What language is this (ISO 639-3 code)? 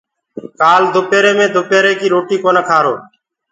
ggg